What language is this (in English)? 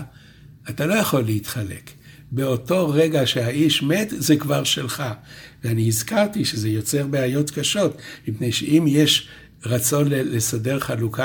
Hebrew